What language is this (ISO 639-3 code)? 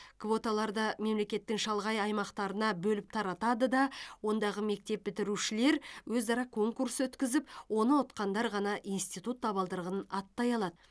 kaz